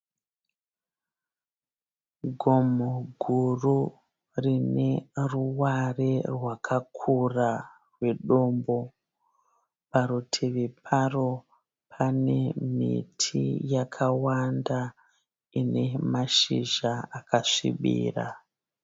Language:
Shona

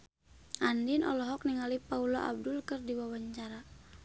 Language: Sundanese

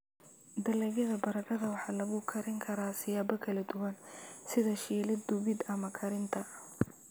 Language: Somali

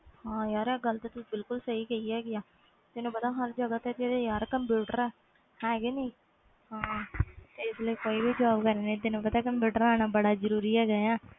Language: Punjabi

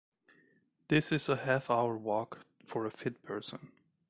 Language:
English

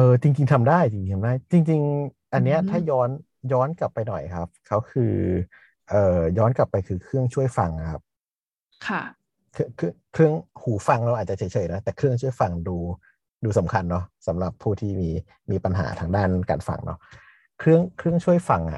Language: Thai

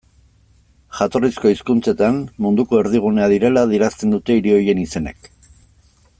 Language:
Basque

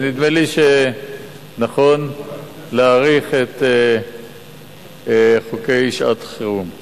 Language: Hebrew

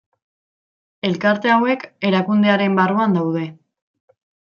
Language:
Basque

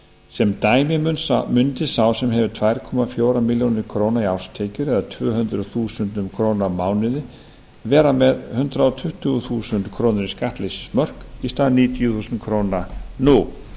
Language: Icelandic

